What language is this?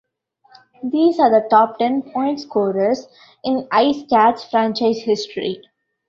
English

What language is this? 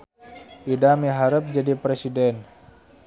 Sundanese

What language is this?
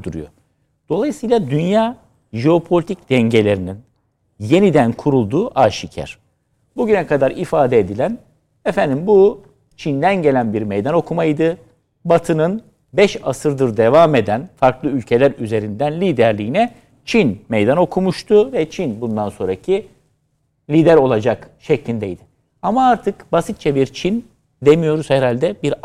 Turkish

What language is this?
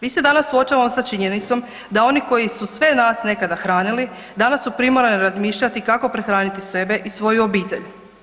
Croatian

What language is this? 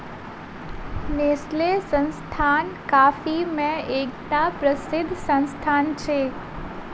Maithili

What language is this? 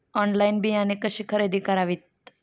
Marathi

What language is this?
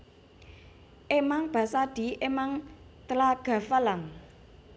Javanese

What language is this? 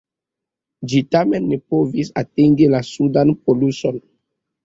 Esperanto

